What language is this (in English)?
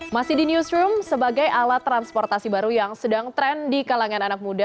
Indonesian